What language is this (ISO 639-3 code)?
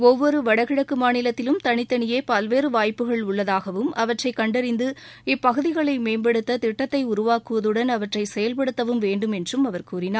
tam